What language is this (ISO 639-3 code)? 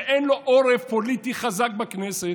heb